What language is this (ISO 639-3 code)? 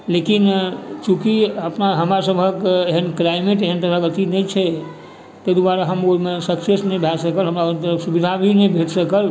mai